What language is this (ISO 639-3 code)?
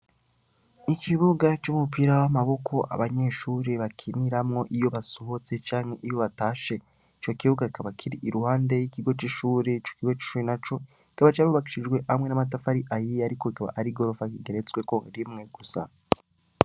run